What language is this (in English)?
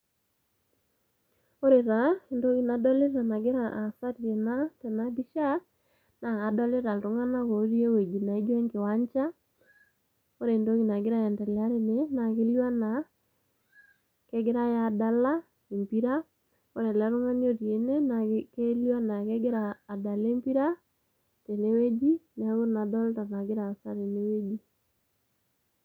Masai